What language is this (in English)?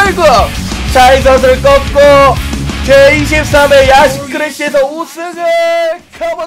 Korean